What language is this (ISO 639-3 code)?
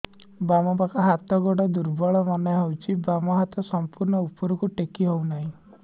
ori